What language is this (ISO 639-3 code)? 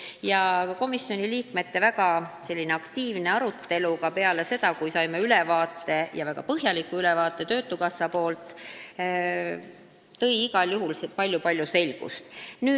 est